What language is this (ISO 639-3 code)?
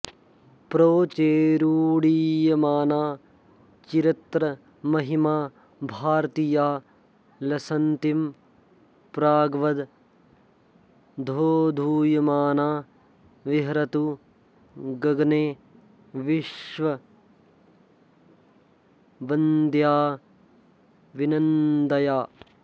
san